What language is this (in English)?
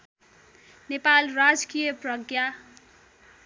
Nepali